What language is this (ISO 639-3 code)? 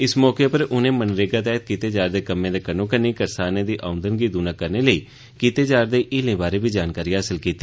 doi